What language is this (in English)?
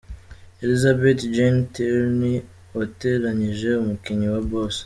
Kinyarwanda